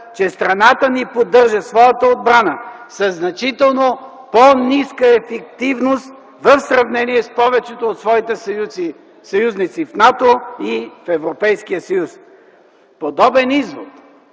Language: Bulgarian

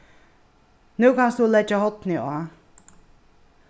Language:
Faroese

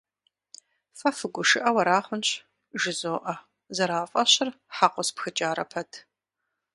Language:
Kabardian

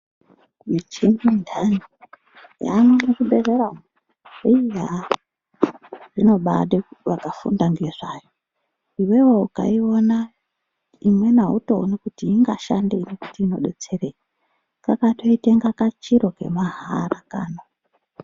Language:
Ndau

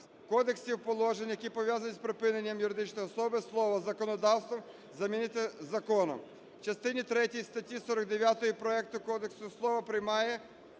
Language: Ukrainian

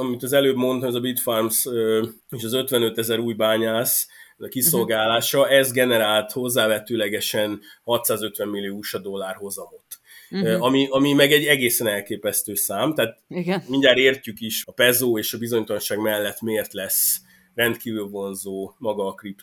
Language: Hungarian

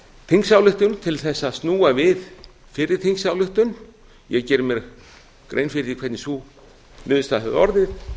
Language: Icelandic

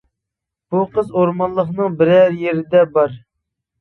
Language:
Uyghur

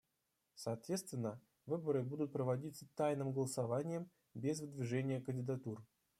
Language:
Russian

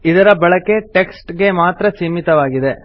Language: Kannada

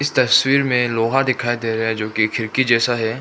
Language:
Hindi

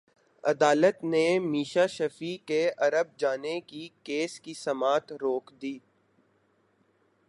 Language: Urdu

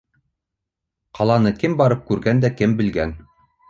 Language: Bashkir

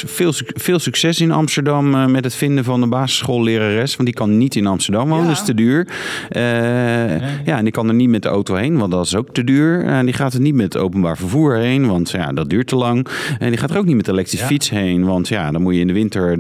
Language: Dutch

